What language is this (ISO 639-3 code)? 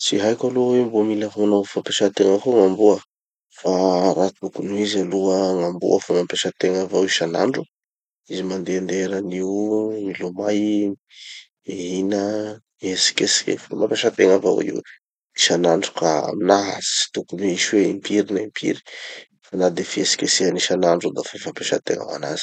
txy